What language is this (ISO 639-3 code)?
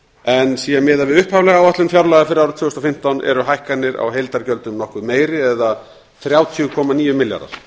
isl